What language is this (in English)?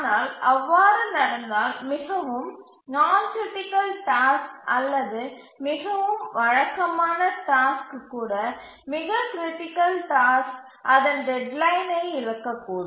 Tamil